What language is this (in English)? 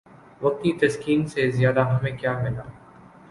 Urdu